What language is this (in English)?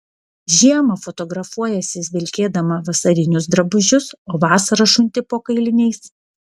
Lithuanian